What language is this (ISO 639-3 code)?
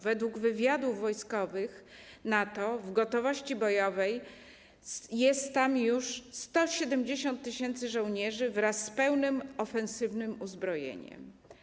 pol